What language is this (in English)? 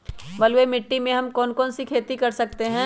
Magahi